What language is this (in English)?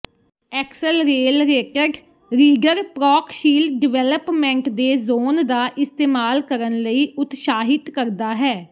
Punjabi